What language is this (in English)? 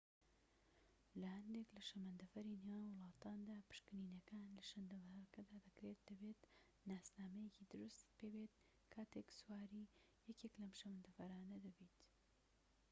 Central Kurdish